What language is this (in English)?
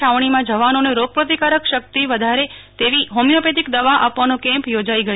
Gujarati